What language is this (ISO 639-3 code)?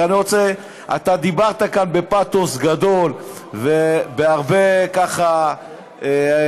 heb